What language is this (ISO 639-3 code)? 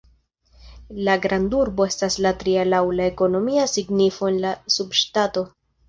epo